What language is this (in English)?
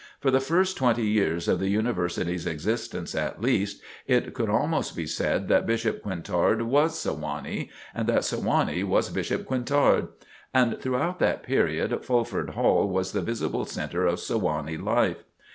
English